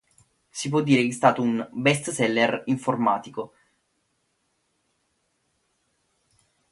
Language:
Italian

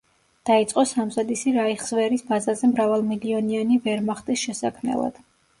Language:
Georgian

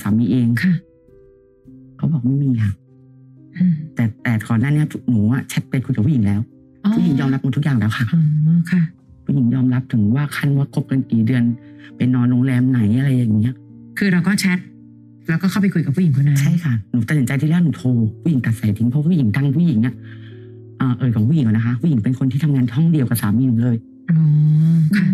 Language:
Thai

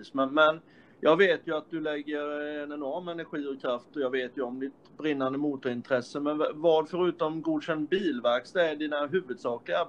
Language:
Swedish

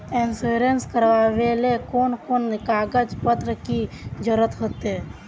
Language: Magahi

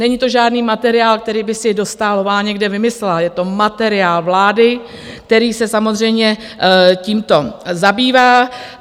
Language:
Czech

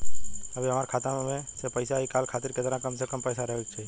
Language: Bhojpuri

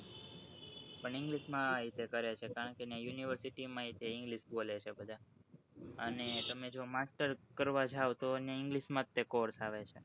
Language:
Gujarati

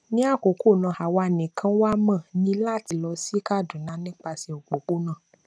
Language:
Yoruba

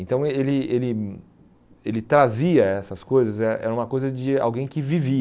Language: Portuguese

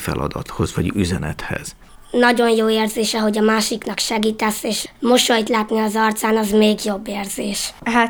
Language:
Hungarian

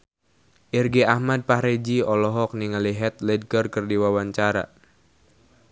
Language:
Sundanese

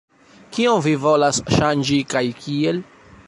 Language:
Esperanto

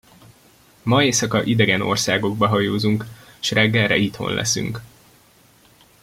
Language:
Hungarian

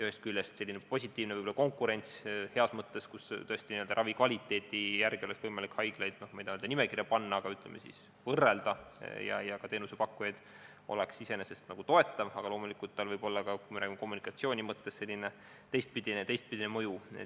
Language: Estonian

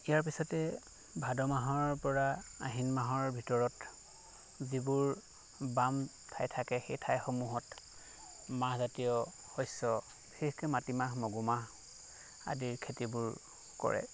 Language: Assamese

